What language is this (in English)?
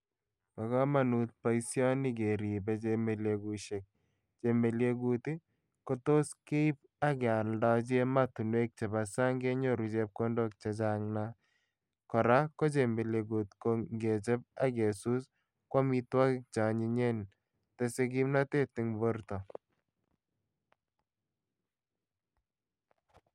Kalenjin